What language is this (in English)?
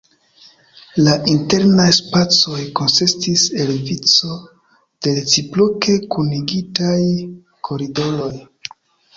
Esperanto